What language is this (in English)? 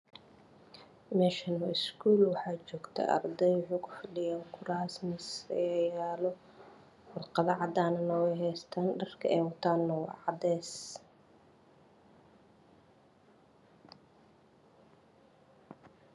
Somali